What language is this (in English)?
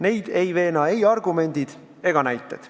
Estonian